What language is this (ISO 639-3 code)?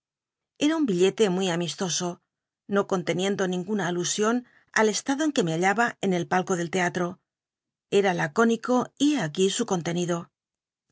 spa